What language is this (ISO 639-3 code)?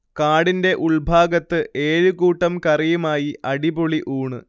mal